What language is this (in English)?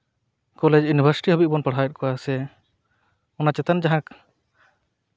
Santali